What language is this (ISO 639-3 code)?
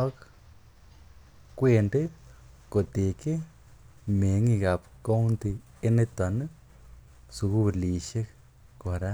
kln